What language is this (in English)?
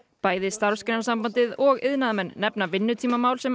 Icelandic